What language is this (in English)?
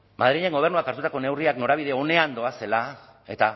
Basque